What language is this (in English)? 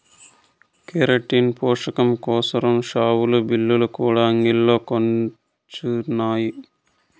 Telugu